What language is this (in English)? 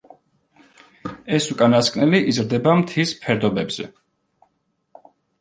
Georgian